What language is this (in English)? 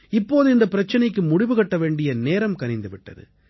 Tamil